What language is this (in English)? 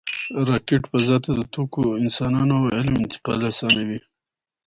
Pashto